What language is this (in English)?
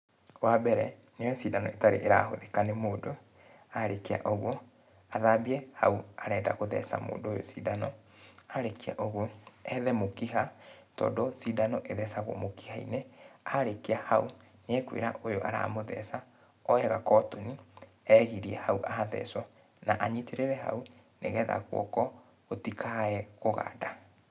Kikuyu